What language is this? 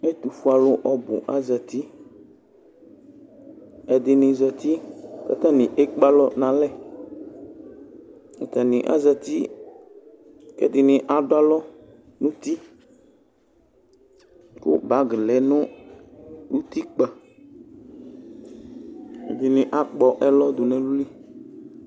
Ikposo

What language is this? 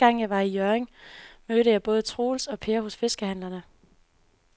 Danish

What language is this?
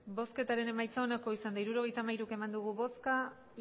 Basque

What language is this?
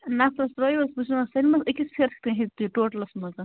Kashmiri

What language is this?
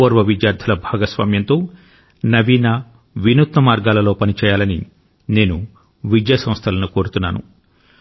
Telugu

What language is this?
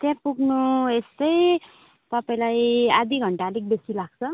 Nepali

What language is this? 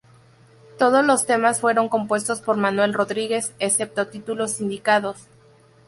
Spanish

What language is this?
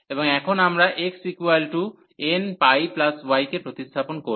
Bangla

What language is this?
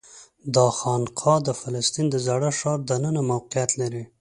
Pashto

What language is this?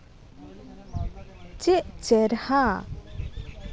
Santali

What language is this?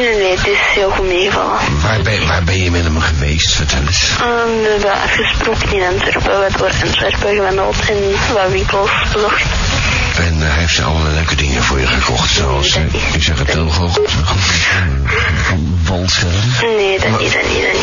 Dutch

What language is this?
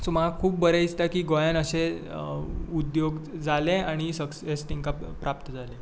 Konkani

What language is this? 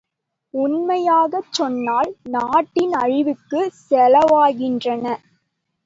Tamil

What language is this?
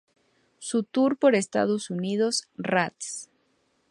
Spanish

